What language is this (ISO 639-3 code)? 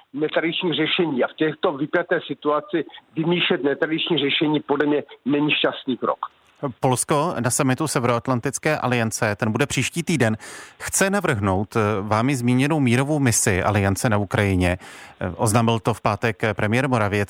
ces